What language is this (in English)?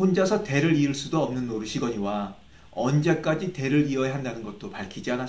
Korean